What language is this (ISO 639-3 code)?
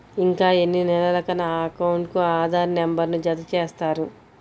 tel